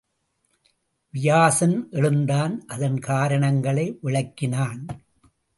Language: Tamil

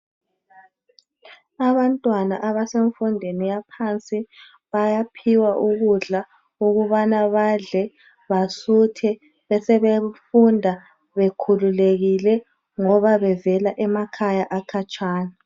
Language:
North Ndebele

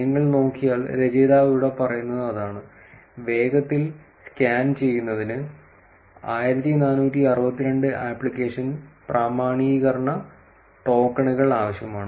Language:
Malayalam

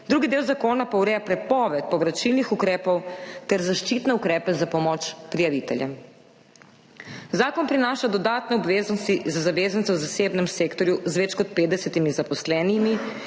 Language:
Slovenian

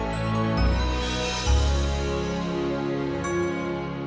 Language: Indonesian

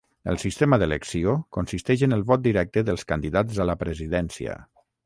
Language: Catalan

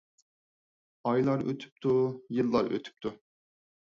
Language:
Uyghur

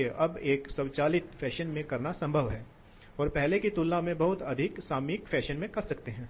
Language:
Hindi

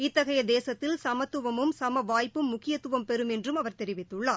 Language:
Tamil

